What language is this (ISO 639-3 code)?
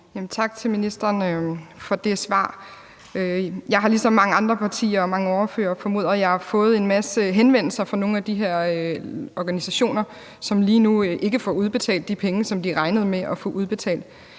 dan